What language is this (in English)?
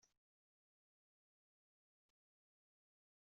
Kabyle